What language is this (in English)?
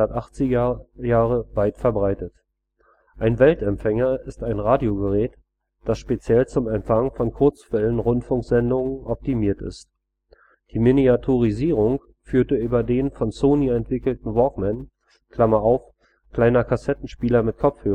German